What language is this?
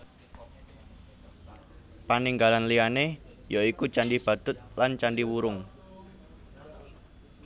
Javanese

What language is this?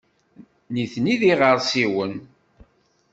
Kabyle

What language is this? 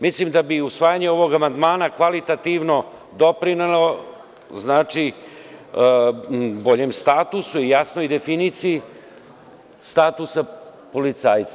Serbian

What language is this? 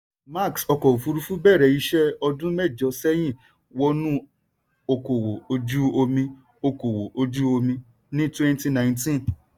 Yoruba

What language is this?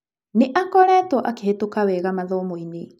Kikuyu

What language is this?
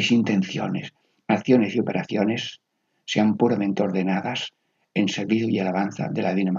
Spanish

